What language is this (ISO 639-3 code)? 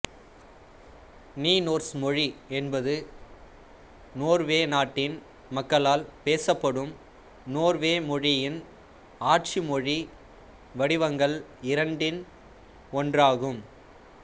tam